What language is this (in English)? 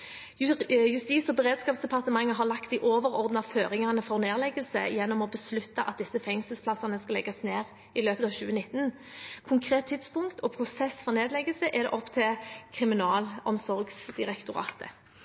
Norwegian Bokmål